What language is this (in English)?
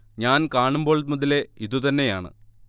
Malayalam